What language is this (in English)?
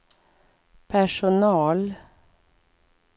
Swedish